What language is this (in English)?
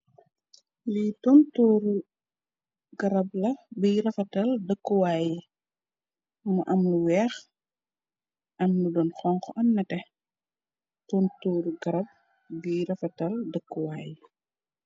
Wolof